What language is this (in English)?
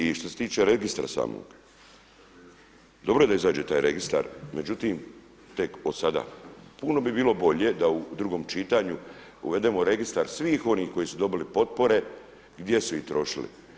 Croatian